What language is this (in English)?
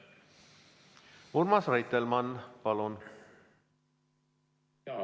Estonian